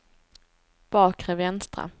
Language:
Swedish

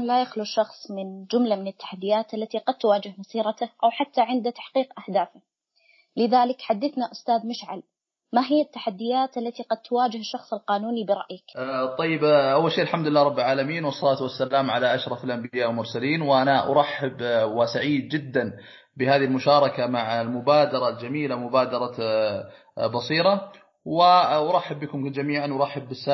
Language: Arabic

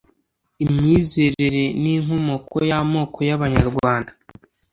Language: Kinyarwanda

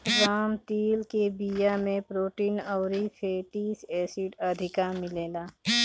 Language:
Bhojpuri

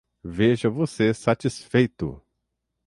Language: Portuguese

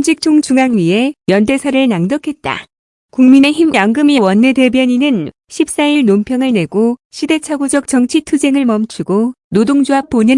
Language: Korean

